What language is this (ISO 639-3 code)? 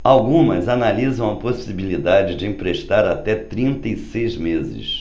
por